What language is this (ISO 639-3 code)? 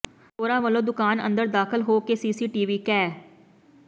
pan